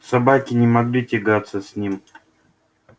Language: Russian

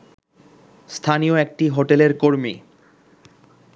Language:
Bangla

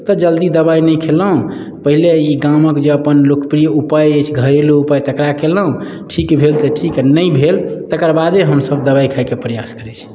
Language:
Maithili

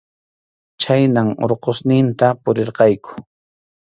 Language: Arequipa-La Unión Quechua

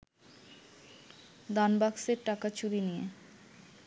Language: Bangla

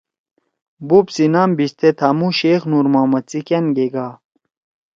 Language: Torwali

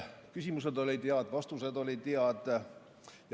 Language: Estonian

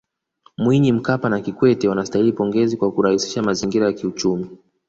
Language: Swahili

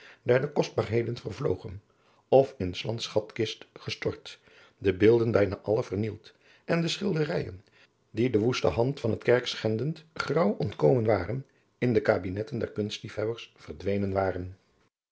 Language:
Dutch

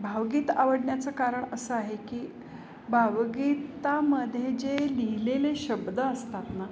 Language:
Marathi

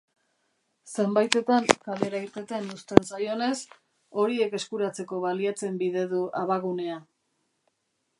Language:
Basque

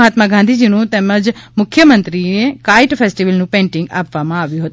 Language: Gujarati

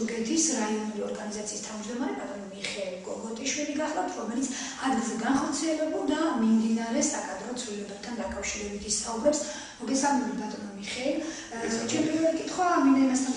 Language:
Greek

